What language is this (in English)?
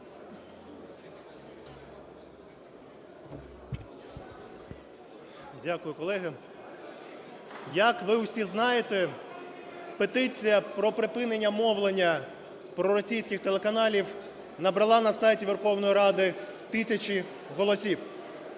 Ukrainian